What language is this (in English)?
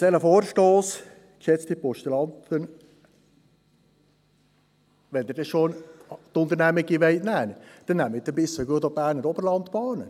Swiss German